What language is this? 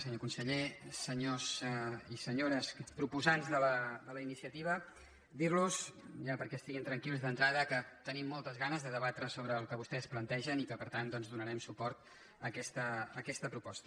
Catalan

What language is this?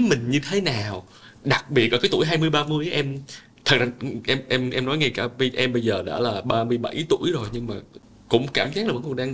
Vietnamese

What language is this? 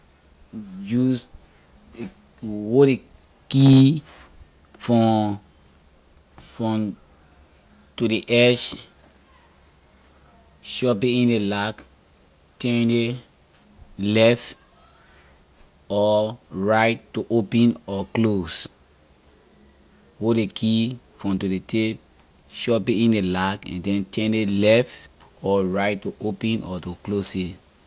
Liberian English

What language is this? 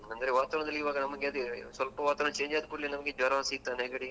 Kannada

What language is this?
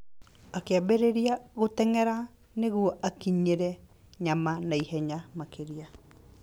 Kikuyu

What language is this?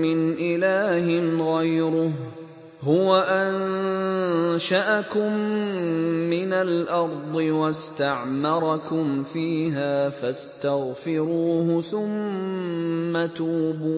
Arabic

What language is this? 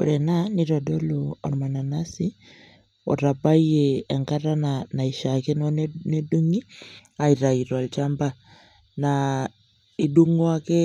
Masai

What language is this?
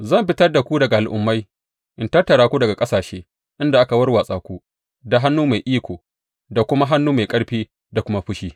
Hausa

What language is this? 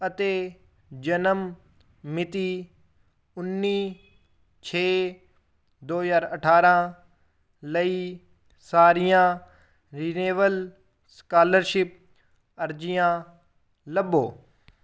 Punjabi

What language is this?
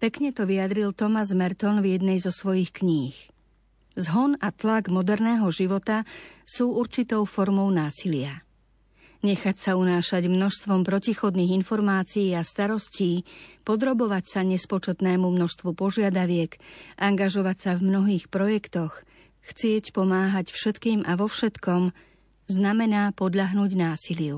Slovak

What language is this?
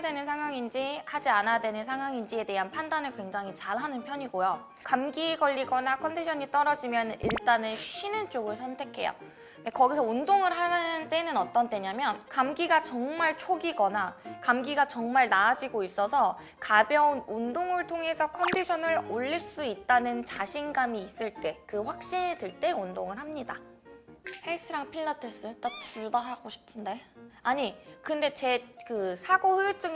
Korean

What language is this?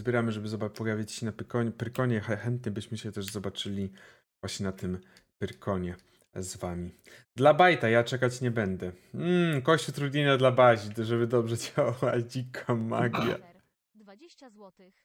Polish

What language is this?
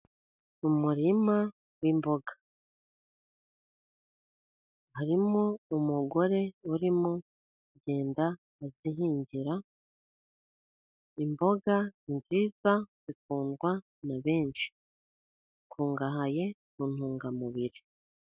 Kinyarwanda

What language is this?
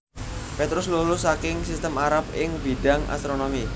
Javanese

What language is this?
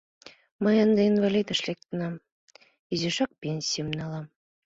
Mari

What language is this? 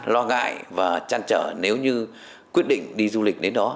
Vietnamese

